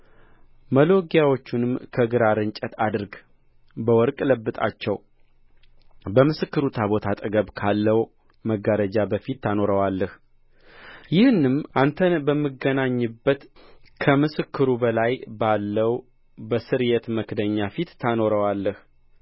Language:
Amharic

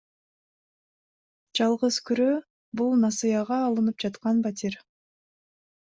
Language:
Kyrgyz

